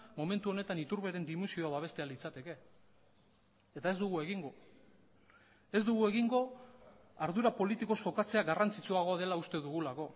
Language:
Basque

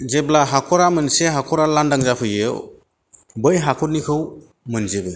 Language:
Bodo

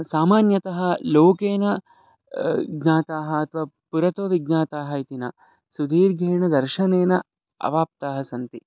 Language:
Sanskrit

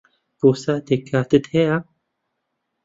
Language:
Central Kurdish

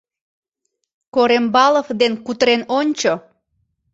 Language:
Mari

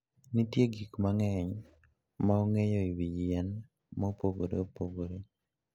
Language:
Luo (Kenya and Tanzania)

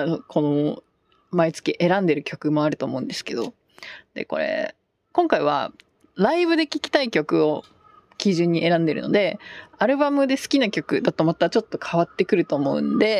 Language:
Japanese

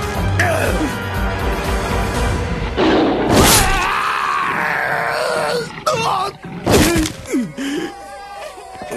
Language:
Japanese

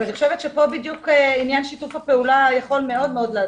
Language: Hebrew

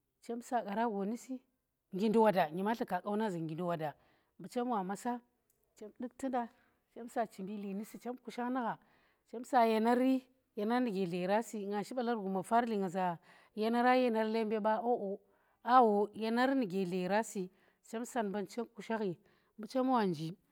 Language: Tera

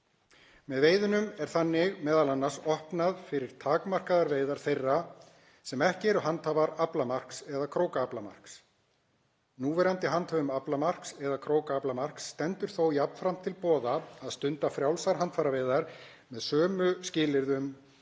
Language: Icelandic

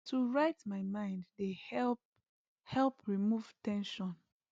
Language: Nigerian Pidgin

